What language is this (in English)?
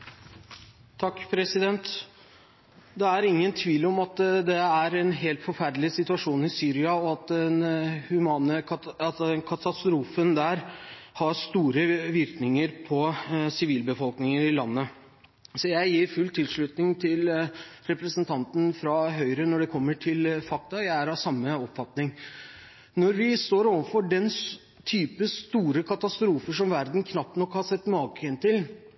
Norwegian Bokmål